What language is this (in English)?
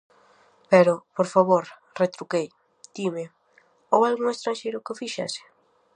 Galician